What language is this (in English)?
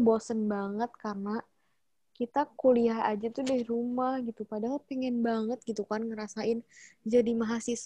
Indonesian